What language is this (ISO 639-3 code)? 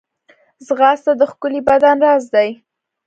pus